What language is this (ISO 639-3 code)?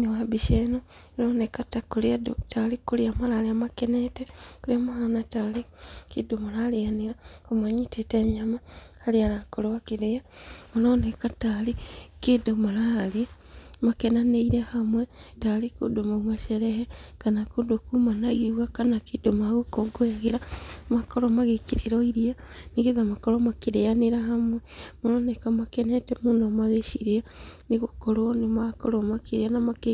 kik